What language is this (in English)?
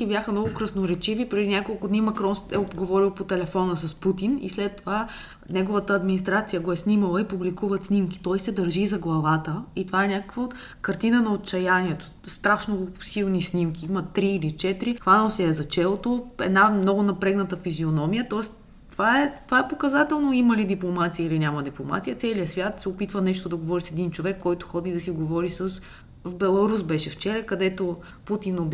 Bulgarian